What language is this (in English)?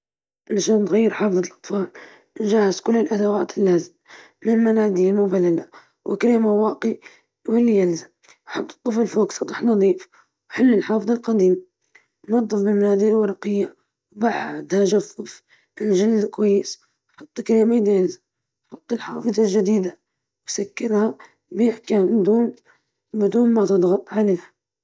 Libyan Arabic